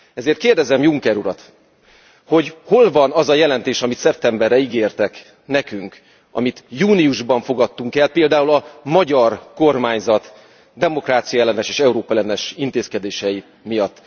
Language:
Hungarian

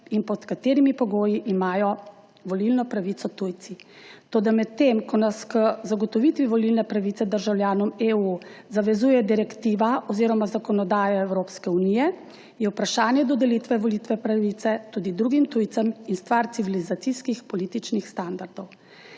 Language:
Slovenian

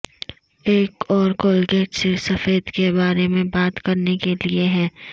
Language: Urdu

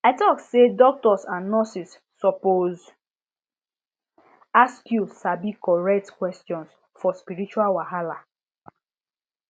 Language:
Nigerian Pidgin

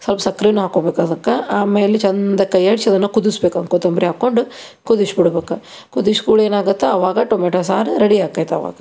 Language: Kannada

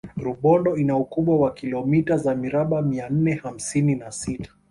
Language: Swahili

